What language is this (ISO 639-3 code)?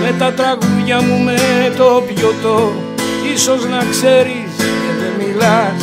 ell